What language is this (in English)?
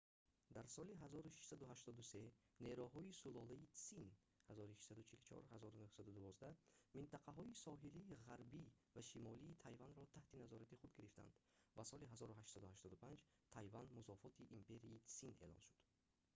Tajik